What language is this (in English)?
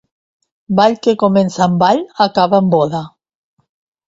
Catalan